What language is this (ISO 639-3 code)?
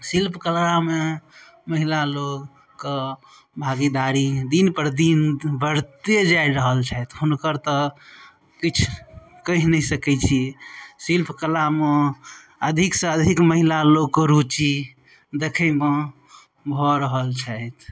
mai